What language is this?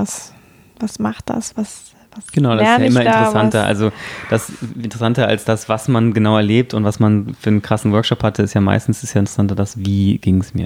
German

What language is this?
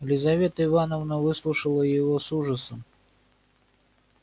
Russian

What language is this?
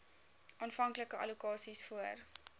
Afrikaans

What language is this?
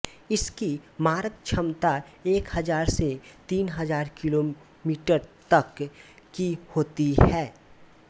Hindi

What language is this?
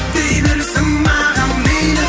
Kazakh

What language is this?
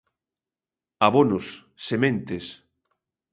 Galician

